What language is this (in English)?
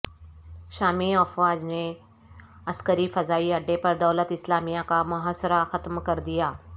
Urdu